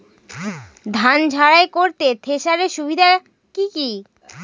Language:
Bangla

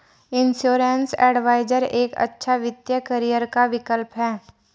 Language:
Hindi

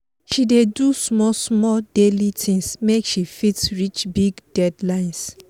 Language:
Nigerian Pidgin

